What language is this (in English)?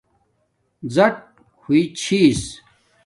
Domaaki